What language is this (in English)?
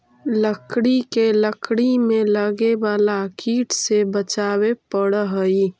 Magahi